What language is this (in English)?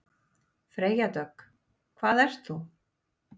Icelandic